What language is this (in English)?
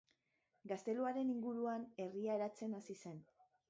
Basque